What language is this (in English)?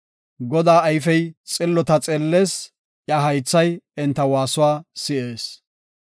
Gofa